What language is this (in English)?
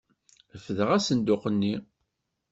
Kabyle